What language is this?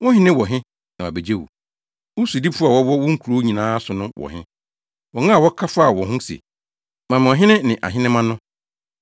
Akan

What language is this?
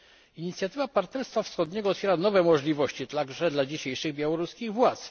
Polish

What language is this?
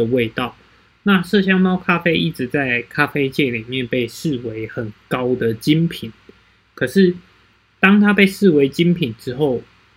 Chinese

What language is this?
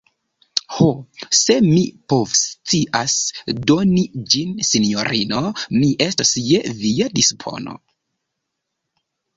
Esperanto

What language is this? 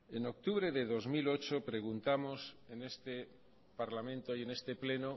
Spanish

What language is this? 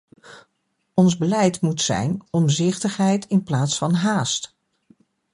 Dutch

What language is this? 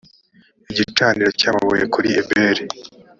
Kinyarwanda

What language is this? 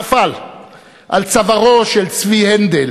Hebrew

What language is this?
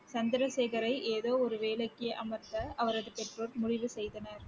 Tamil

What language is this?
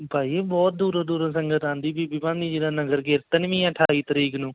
Punjabi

